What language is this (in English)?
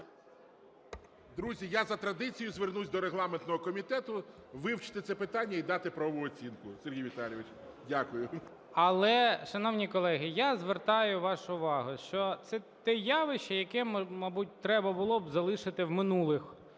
Ukrainian